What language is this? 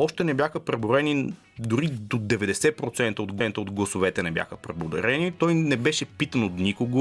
Bulgarian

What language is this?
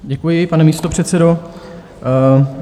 Czech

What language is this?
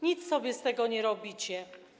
Polish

